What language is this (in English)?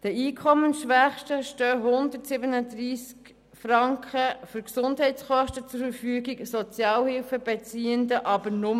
Swiss German